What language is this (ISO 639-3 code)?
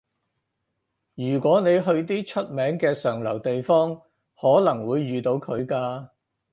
yue